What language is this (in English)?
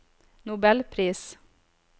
Norwegian